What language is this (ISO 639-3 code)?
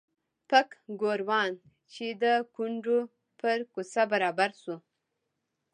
pus